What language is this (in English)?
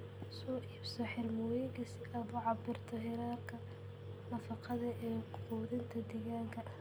Somali